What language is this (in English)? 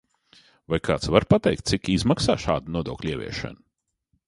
Latvian